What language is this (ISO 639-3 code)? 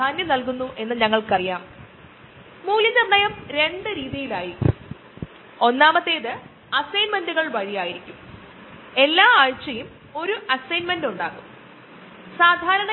mal